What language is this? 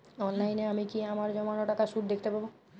Bangla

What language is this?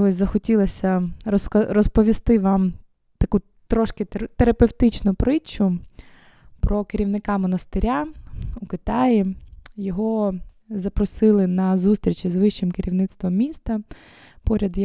Ukrainian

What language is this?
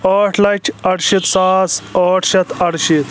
Kashmiri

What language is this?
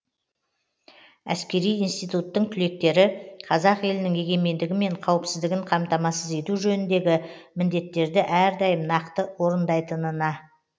Kazakh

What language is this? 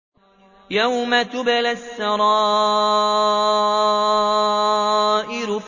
Arabic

